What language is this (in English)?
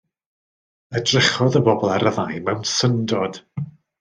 Welsh